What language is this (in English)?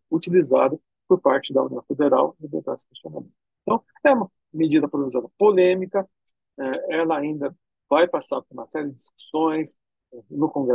Portuguese